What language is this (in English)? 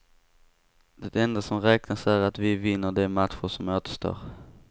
Swedish